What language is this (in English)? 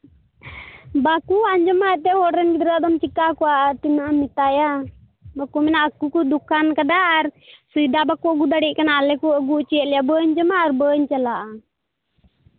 Santali